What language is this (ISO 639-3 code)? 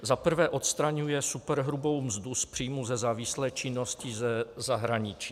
ces